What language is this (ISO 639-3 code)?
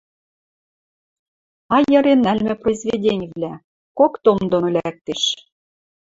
mrj